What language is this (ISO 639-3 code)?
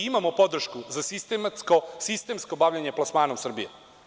srp